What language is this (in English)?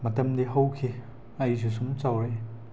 Manipuri